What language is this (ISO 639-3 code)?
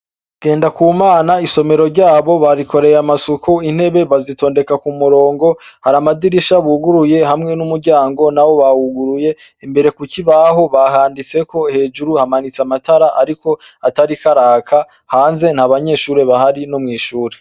run